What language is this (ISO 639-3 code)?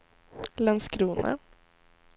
swe